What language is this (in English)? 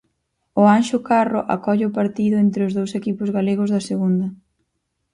Galician